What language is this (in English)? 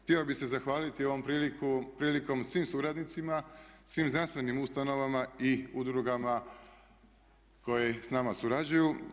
Croatian